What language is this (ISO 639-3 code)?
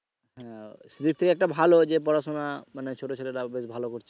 ben